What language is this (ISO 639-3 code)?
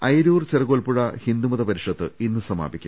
mal